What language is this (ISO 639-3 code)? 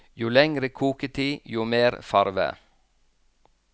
nor